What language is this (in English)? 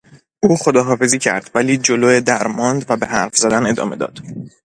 Persian